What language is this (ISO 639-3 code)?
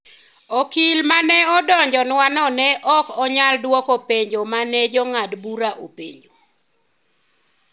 luo